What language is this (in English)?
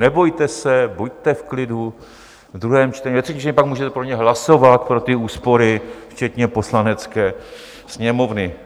Czech